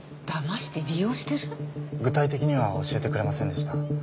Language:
Japanese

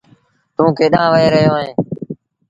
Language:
Sindhi Bhil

